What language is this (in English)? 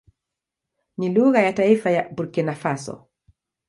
Swahili